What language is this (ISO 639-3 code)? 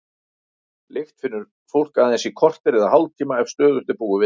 isl